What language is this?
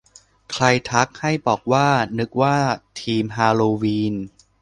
Thai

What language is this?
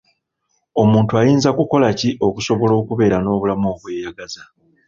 Ganda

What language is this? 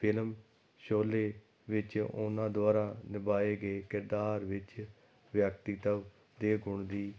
Punjabi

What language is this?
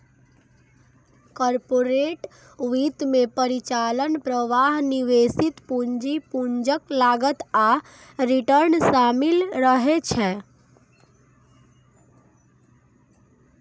Maithili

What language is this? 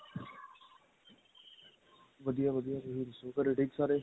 Punjabi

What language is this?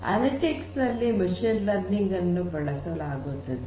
Kannada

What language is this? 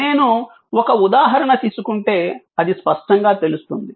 Telugu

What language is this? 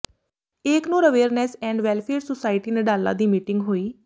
Punjabi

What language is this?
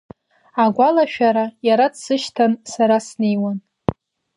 Abkhazian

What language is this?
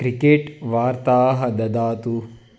Sanskrit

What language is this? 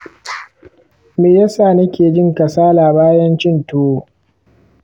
Hausa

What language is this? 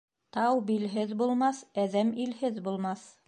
Bashkir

